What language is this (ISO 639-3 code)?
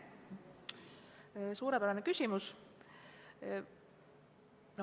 est